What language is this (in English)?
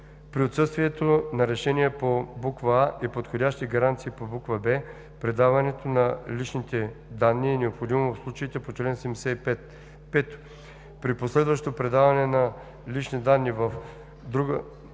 Bulgarian